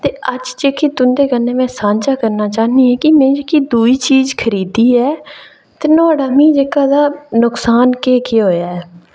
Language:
Dogri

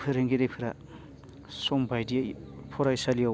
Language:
Bodo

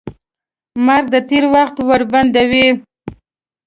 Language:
Pashto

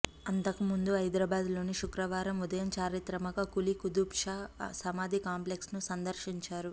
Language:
Telugu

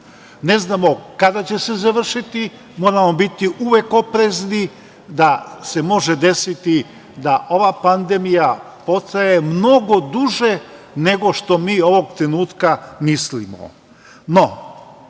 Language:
Serbian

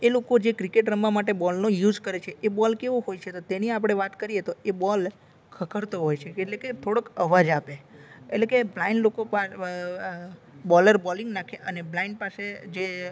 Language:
Gujarati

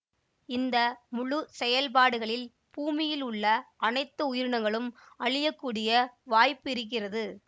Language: Tamil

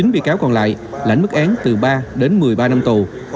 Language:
Vietnamese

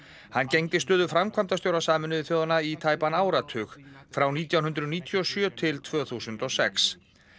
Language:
Icelandic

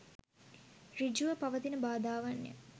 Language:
Sinhala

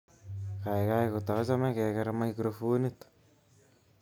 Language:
Kalenjin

